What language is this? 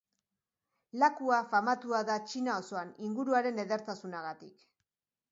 Basque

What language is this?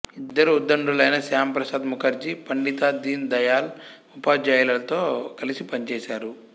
Telugu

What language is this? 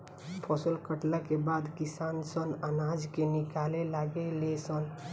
Bhojpuri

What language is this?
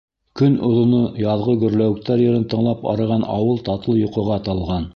Bashkir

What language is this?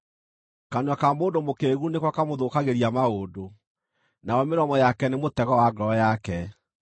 Kikuyu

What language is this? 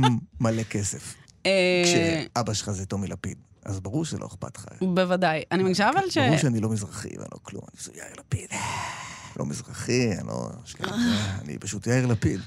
Hebrew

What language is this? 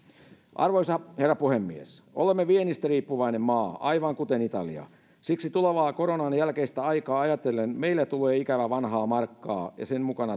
Finnish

